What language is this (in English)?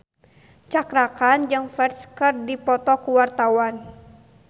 Sundanese